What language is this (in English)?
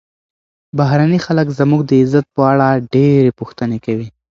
Pashto